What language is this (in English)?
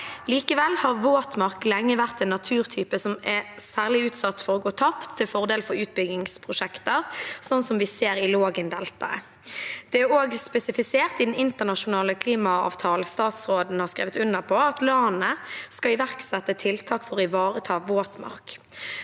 Norwegian